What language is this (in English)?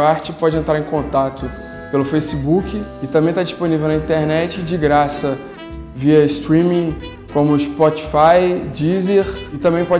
Portuguese